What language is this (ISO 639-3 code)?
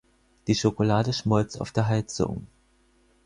deu